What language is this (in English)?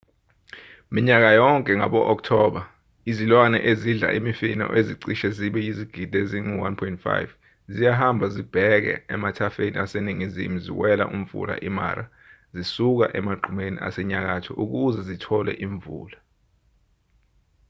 Zulu